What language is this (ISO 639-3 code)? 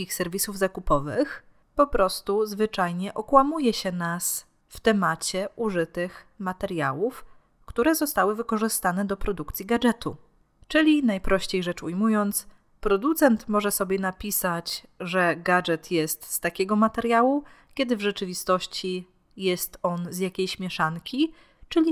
pol